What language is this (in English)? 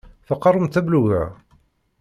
Kabyle